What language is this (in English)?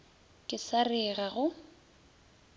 Northern Sotho